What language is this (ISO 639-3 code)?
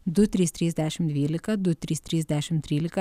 lit